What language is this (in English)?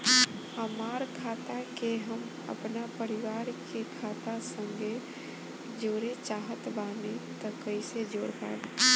Bhojpuri